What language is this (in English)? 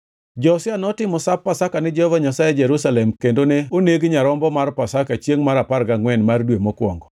Luo (Kenya and Tanzania)